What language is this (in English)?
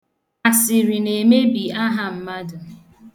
Igbo